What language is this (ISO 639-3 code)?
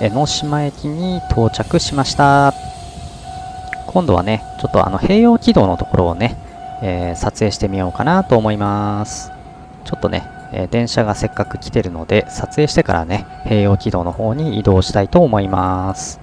jpn